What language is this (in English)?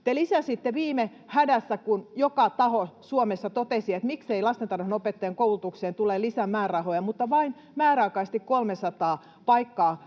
Finnish